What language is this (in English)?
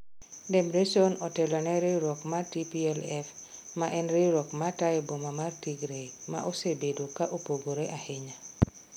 Luo (Kenya and Tanzania)